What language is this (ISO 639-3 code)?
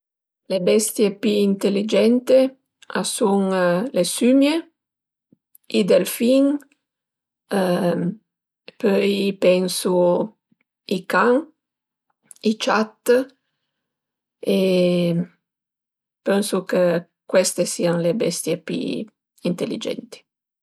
pms